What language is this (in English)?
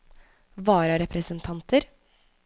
Norwegian